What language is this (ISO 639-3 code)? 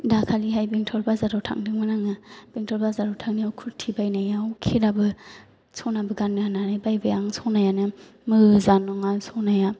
brx